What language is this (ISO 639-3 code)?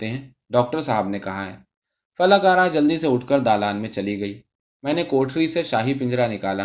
urd